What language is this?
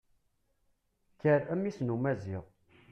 Kabyle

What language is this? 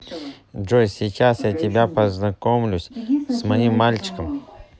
Russian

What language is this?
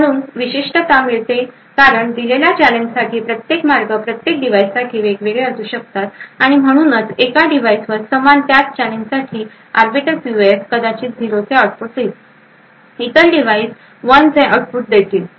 Marathi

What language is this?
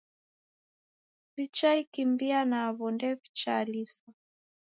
Taita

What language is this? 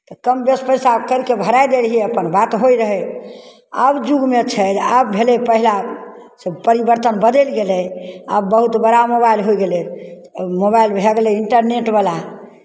Maithili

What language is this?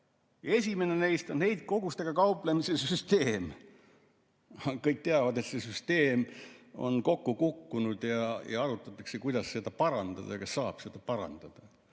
Estonian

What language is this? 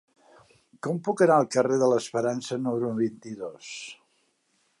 Catalan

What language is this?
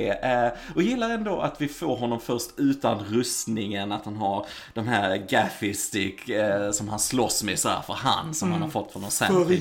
Swedish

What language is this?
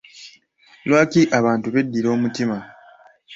Ganda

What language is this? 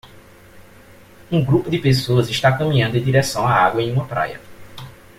Portuguese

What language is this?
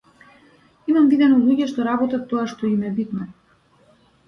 Macedonian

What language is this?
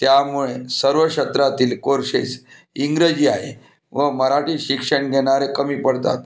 Marathi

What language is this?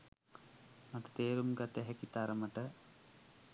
Sinhala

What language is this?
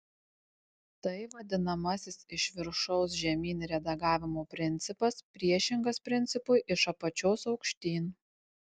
Lithuanian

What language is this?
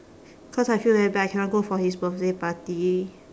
English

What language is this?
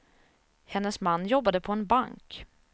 Swedish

